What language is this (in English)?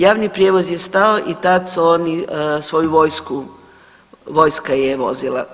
Croatian